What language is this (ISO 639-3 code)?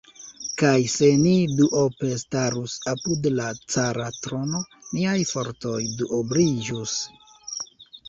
epo